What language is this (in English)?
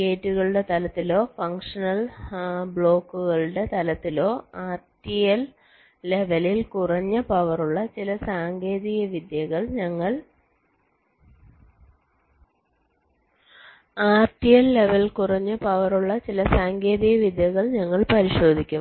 Malayalam